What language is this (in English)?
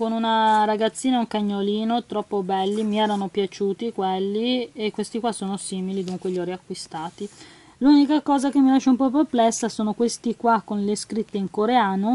Italian